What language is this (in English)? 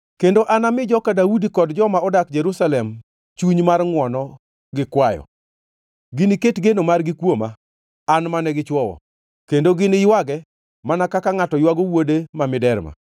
Luo (Kenya and Tanzania)